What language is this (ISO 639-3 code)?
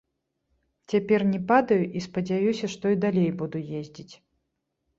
bel